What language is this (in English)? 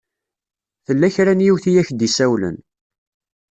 Kabyle